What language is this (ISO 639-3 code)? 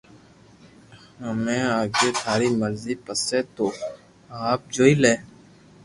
lrk